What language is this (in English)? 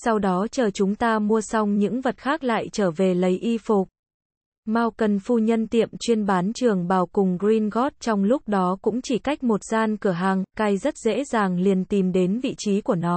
Vietnamese